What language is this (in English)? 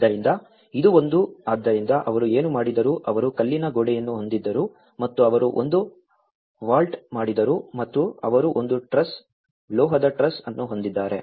Kannada